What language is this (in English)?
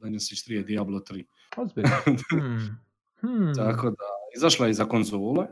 Croatian